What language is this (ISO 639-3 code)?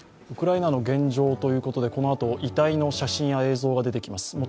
jpn